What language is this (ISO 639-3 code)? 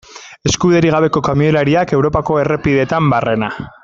eus